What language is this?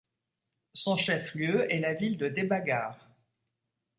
French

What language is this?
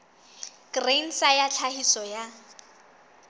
Southern Sotho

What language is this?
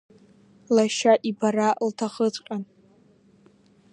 Abkhazian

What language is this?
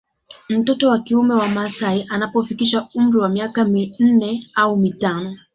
Swahili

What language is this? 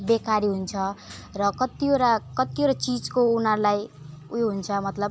Nepali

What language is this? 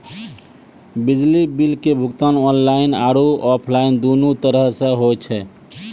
Maithili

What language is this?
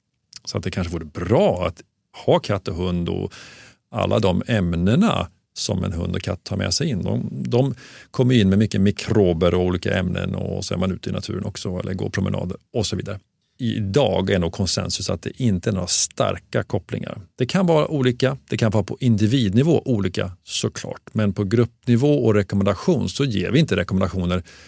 Swedish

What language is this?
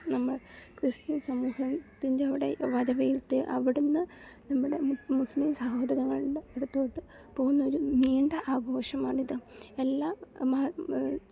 Malayalam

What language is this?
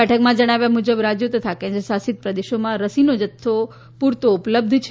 Gujarati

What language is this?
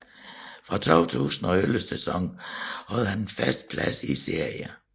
Danish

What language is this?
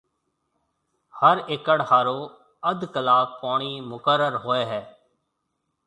Marwari (Pakistan)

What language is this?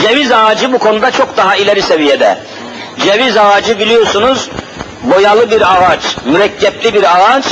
Turkish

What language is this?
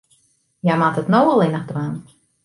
Western Frisian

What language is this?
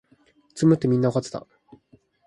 Japanese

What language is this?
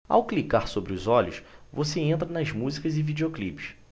Portuguese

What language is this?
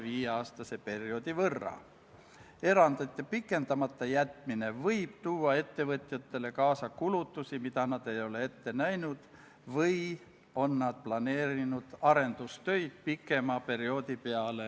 Estonian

